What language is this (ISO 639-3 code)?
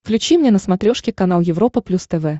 rus